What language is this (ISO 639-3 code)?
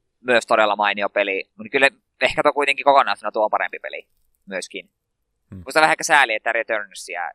fin